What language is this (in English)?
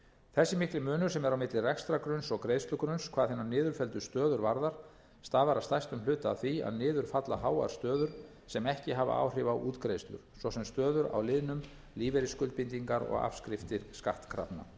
Icelandic